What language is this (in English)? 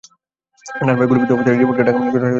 Bangla